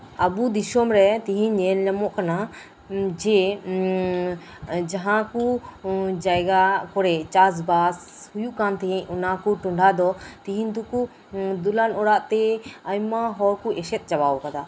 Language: Santali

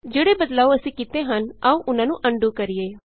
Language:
Punjabi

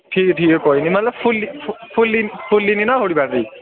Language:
Dogri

